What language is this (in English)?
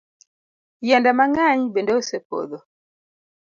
Luo (Kenya and Tanzania)